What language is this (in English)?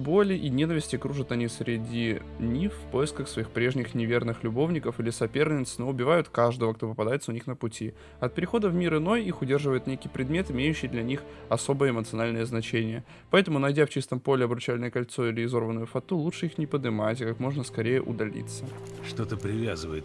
Russian